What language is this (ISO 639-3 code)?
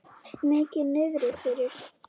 isl